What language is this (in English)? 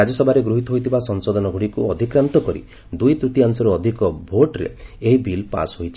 Odia